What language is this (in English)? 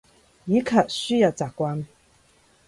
Cantonese